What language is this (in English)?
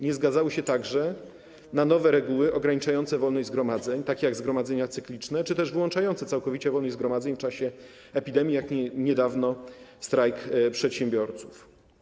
Polish